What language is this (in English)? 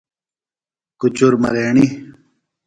Phalura